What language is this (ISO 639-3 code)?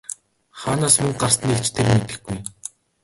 mon